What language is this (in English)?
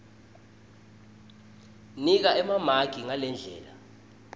Swati